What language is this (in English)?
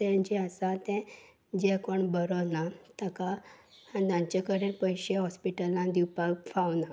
Konkani